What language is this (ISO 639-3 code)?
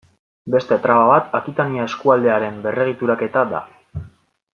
eus